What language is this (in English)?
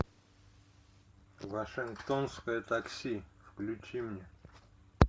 Russian